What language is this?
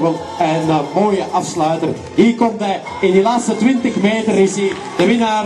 Dutch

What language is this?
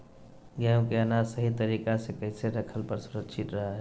Magahi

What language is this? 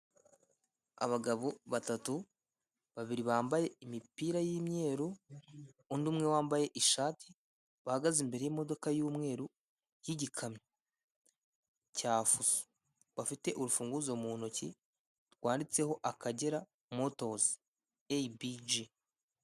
Kinyarwanda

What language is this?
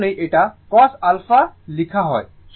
Bangla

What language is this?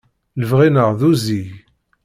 Kabyle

